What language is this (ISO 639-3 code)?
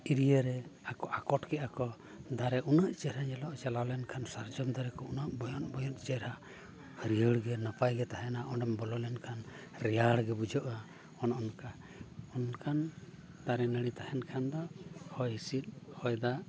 sat